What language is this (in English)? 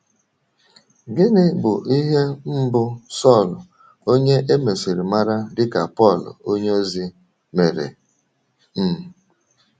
Igbo